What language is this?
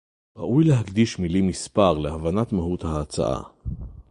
Hebrew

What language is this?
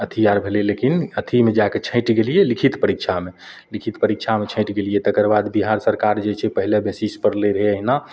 Maithili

